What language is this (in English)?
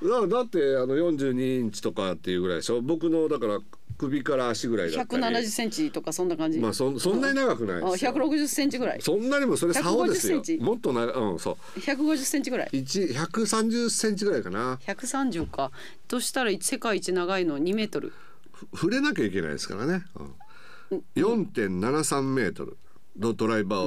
Japanese